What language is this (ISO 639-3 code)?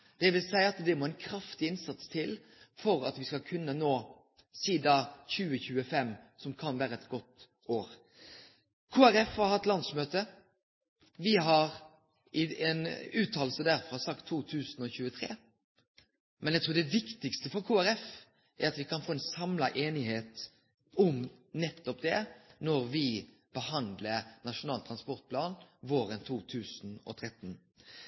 nno